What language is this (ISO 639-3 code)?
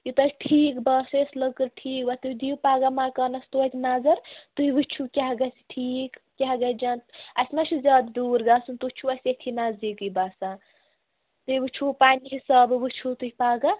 kas